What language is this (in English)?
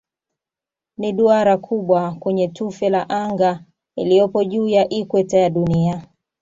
Swahili